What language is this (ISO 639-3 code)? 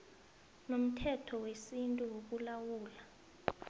nbl